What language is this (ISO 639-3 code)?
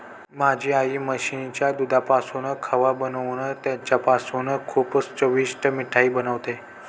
mar